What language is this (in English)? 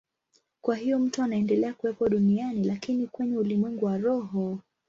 Swahili